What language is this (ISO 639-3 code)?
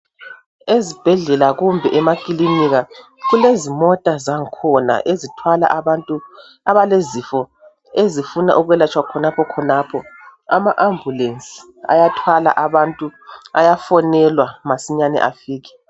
nde